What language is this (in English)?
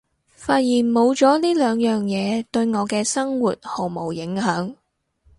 Cantonese